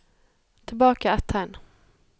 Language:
Norwegian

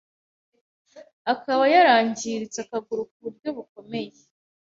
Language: Kinyarwanda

